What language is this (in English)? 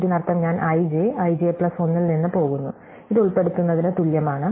Malayalam